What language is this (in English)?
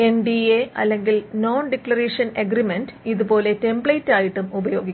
Malayalam